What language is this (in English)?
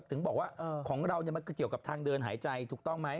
Thai